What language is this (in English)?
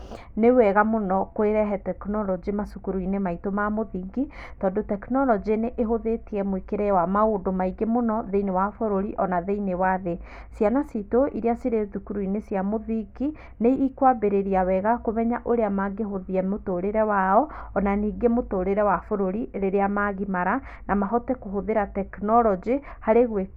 Kikuyu